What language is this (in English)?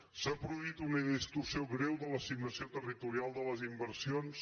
Catalan